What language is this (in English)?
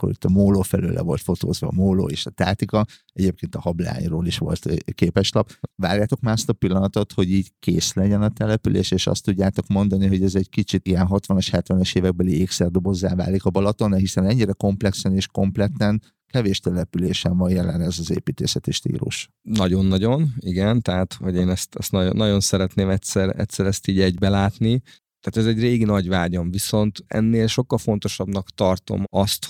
Hungarian